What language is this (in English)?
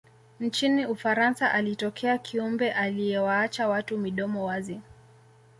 Swahili